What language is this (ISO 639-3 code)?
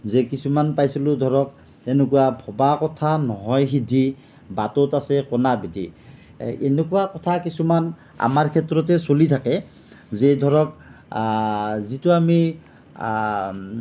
asm